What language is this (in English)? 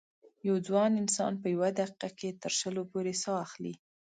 Pashto